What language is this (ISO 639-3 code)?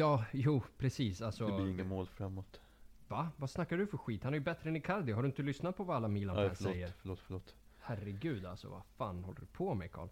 swe